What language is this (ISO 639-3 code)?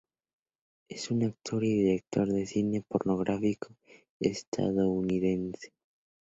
spa